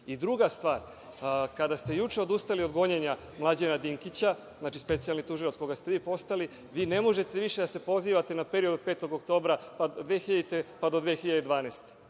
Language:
Serbian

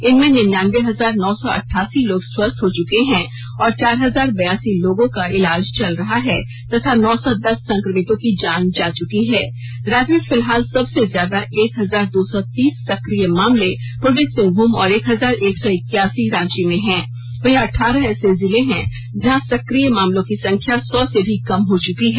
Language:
Hindi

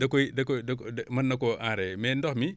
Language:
Wolof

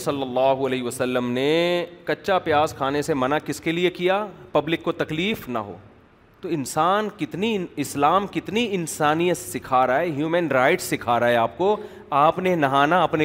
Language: Urdu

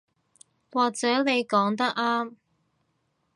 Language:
Cantonese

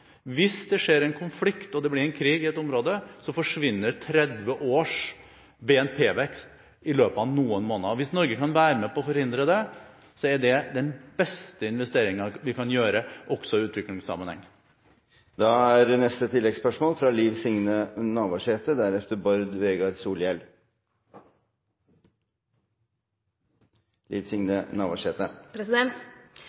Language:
Norwegian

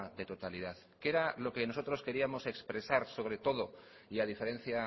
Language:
Spanish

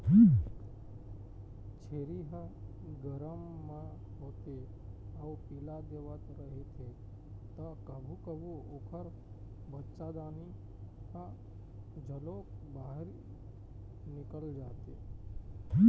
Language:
Chhattisgarhi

